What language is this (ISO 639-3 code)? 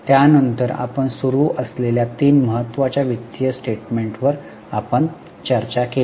mar